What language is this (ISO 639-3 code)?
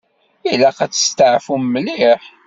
kab